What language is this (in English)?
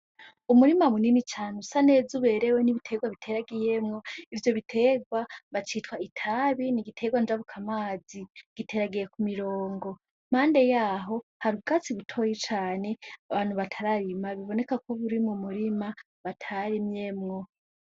Rundi